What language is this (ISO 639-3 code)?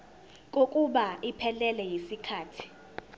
zul